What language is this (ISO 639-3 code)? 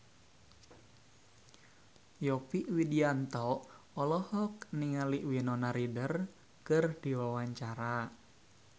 sun